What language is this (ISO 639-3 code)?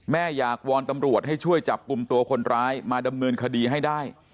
tha